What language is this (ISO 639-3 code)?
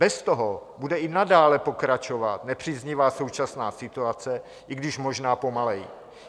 ces